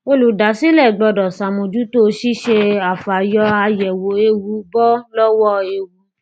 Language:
Yoruba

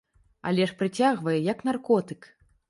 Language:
Belarusian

